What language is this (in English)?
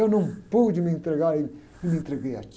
Portuguese